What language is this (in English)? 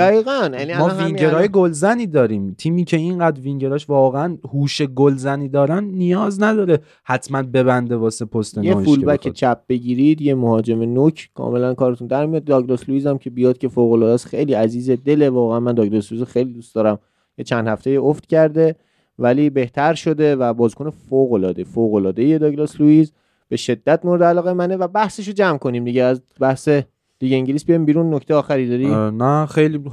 Persian